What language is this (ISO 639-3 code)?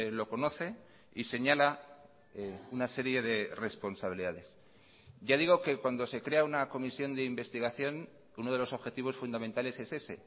spa